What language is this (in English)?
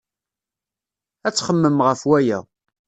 Kabyle